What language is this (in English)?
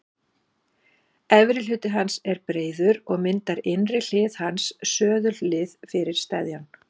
Icelandic